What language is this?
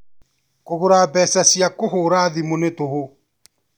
Kikuyu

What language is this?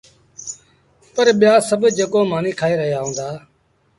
Sindhi Bhil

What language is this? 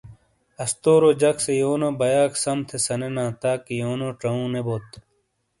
Shina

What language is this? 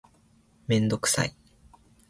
Japanese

